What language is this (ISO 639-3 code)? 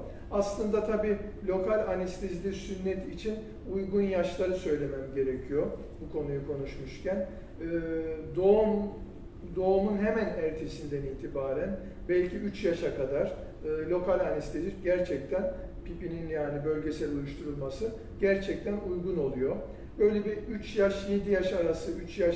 tur